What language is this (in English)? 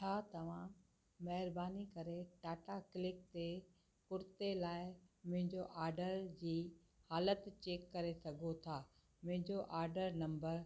Sindhi